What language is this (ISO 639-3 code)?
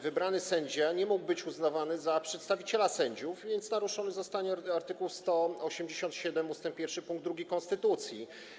pol